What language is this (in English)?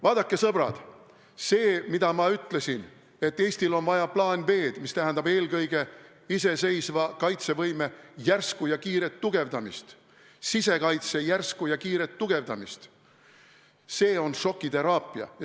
Estonian